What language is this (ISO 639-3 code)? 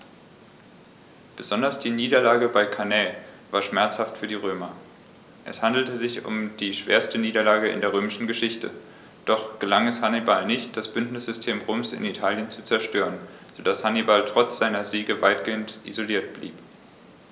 deu